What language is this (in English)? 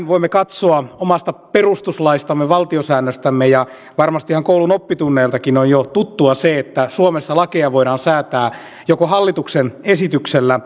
Finnish